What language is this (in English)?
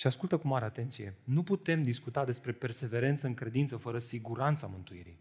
Romanian